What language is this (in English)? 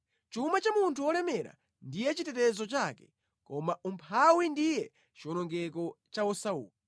Nyanja